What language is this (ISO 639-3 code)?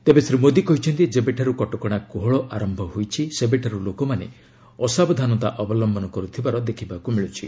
ori